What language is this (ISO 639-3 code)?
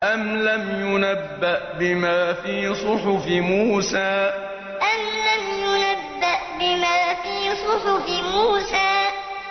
ara